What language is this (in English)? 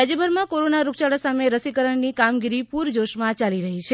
Gujarati